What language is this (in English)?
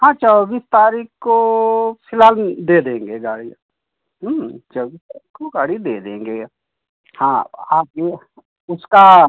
Hindi